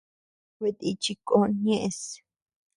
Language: Tepeuxila Cuicatec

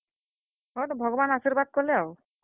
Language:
Odia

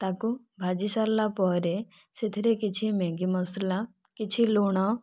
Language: Odia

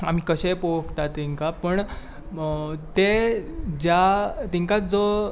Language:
Konkani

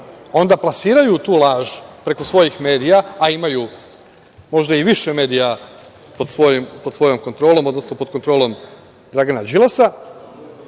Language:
Serbian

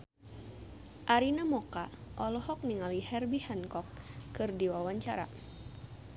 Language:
Sundanese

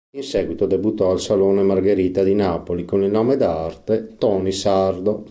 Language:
Italian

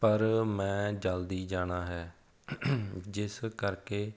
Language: Punjabi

